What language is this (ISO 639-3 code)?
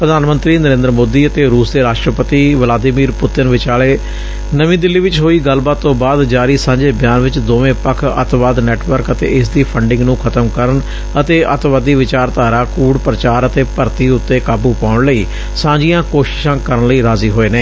pan